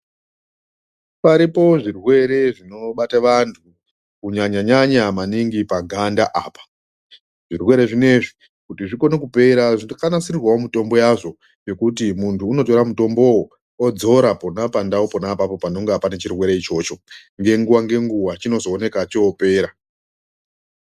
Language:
Ndau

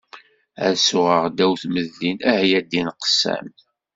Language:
Kabyle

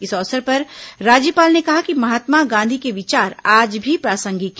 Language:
Hindi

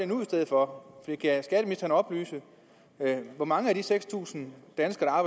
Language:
Danish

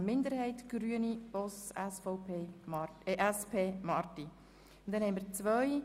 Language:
Swiss German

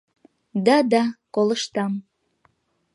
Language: Mari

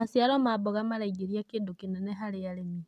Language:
Kikuyu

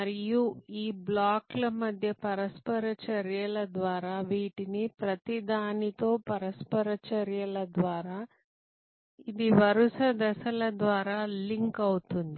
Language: Telugu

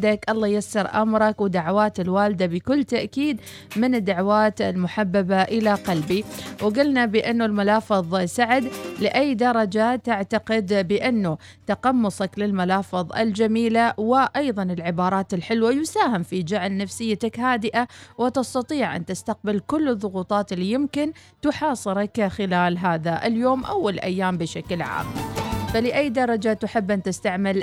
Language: Arabic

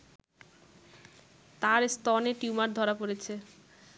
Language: Bangla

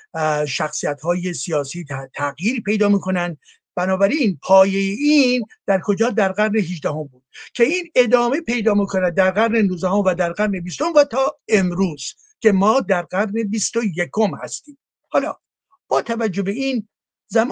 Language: Persian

